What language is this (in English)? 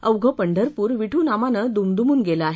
Marathi